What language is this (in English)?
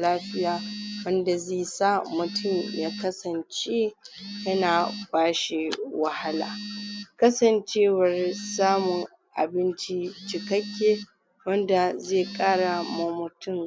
Hausa